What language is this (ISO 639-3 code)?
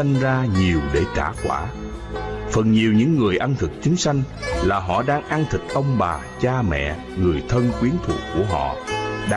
vie